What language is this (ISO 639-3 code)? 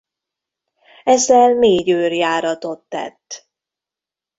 hun